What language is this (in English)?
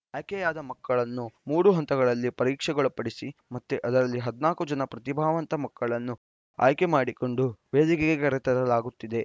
Kannada